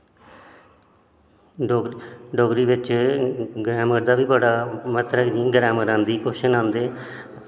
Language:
Dogri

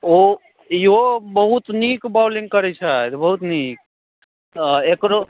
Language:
Maithili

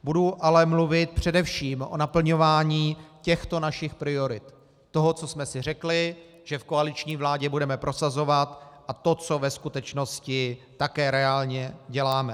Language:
Czech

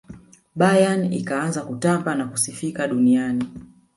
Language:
Swahili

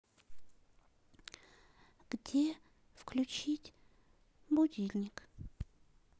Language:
Russian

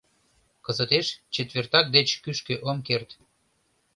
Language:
Mari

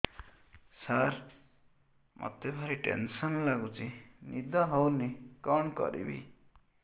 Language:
Odia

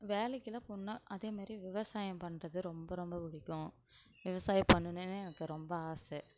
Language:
Tamil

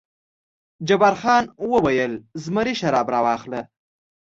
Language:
Pashto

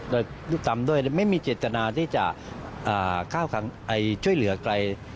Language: Thai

